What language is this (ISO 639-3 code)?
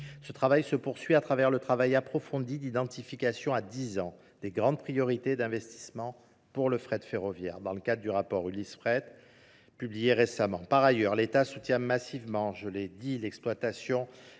fra